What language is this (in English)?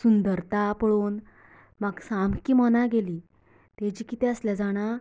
Konkani